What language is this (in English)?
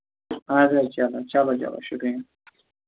Kashmiri